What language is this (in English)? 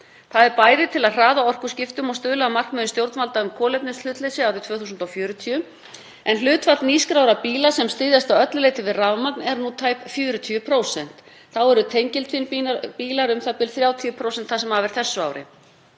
Icelandic